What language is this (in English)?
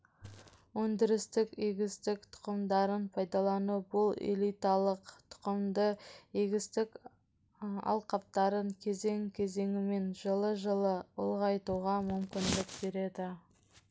Kazakh